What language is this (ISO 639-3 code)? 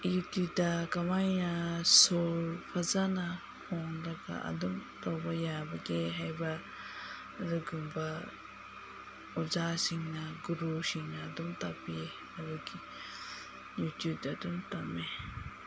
mni